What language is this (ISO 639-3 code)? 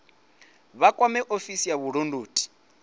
ven